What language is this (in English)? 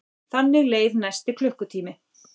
Icelandic